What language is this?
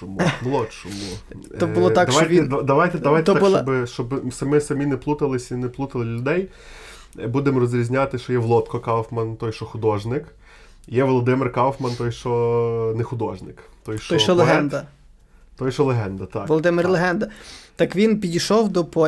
Ukrainian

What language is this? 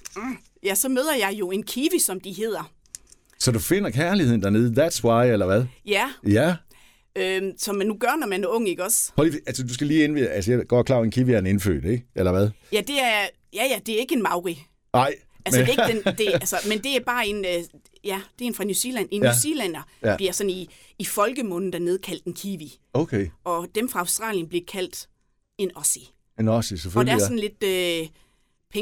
Danish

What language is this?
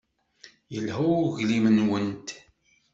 Kabyle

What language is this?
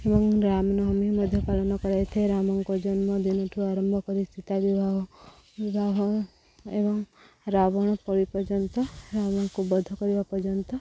Odia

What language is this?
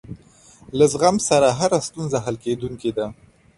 Pashto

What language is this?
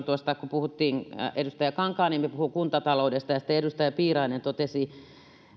Finnish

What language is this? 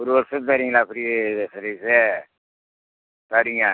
Tamil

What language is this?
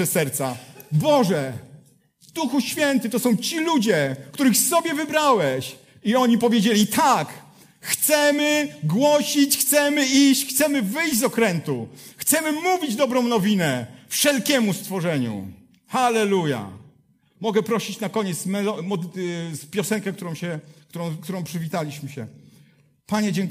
Polish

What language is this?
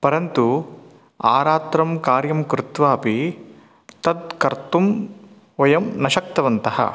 Sanskrit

